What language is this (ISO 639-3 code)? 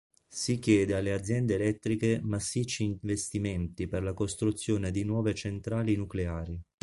ita